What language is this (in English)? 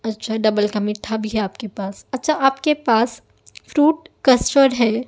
Urdu